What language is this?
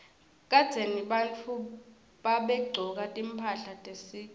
Swati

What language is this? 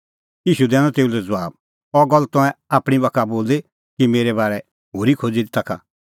Kullu Pahari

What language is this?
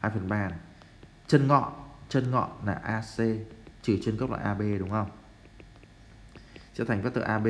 Vietnamese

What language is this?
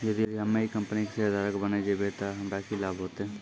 Maithili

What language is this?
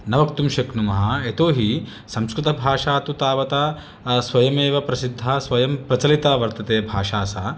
Sanskrit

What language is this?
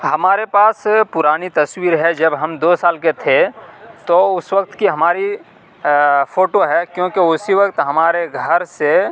Urdu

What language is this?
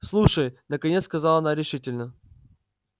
Russian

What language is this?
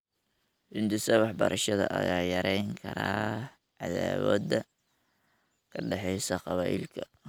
Somali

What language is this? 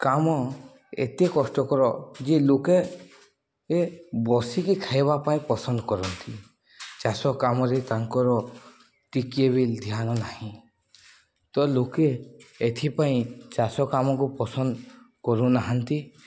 Odia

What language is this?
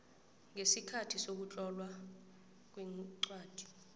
South Ndebele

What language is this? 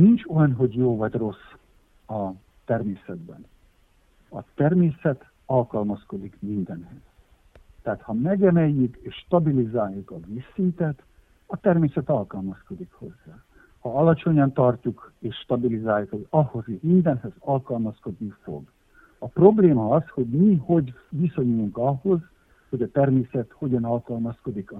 Hungarian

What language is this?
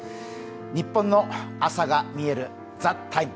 Japanese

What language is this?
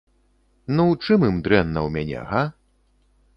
Belarusian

